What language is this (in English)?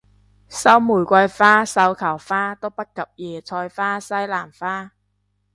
Cantonese